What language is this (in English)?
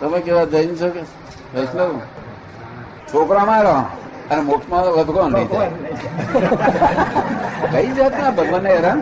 Gujarati